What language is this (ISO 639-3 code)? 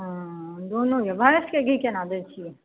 mai